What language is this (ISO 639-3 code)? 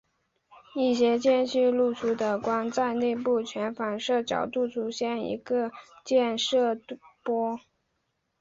zho